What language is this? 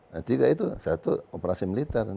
Indonesian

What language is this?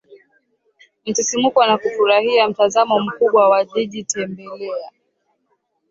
Swahili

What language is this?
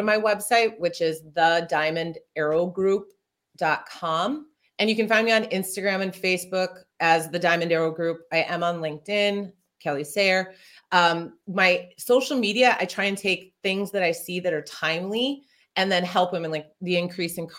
English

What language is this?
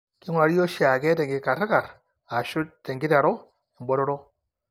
Masai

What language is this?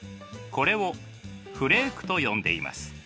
Japanese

